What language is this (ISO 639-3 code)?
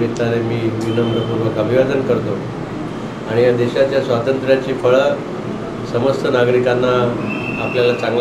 hin